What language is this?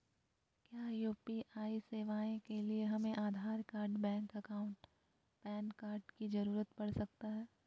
Magahi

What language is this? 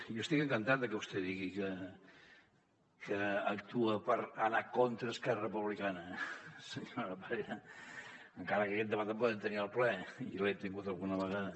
Catalan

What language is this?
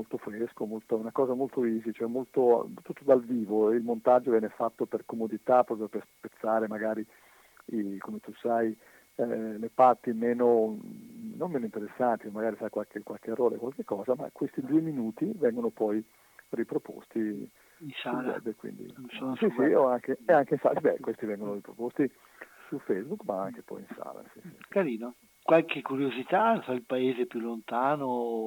Italian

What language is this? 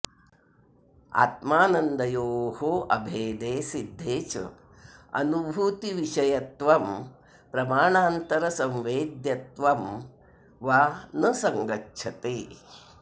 Sanskrit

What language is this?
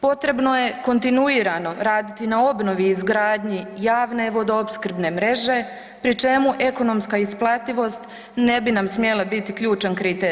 Croatian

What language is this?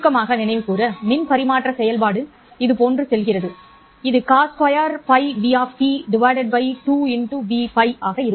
Tamil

